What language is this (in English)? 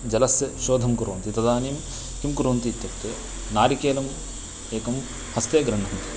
Sanskrit